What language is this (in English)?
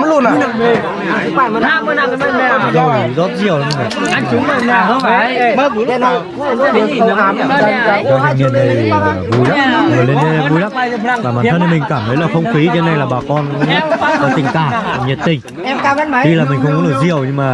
Vietnamese